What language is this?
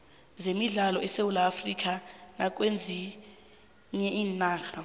South Ndebele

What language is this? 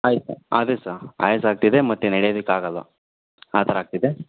Kannada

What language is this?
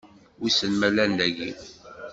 Kabyle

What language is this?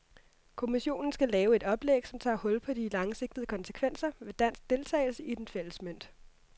Danish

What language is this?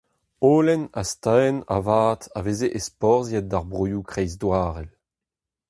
Breton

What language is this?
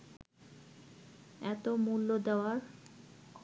Bangla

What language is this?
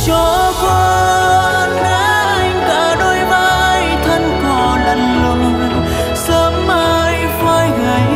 Vietnamese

